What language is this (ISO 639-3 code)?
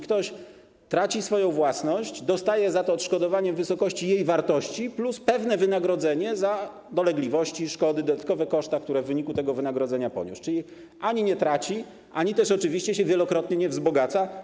pol